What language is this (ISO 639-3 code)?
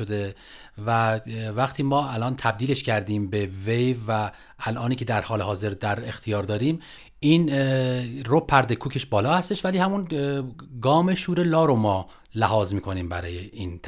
fas